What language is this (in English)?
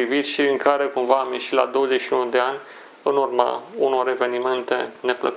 Romanian